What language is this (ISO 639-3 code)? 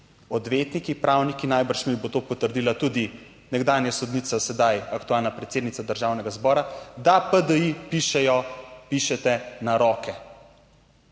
slv